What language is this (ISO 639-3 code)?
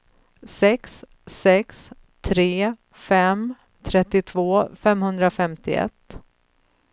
swe